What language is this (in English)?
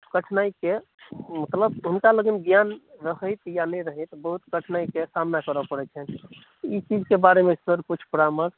Maithili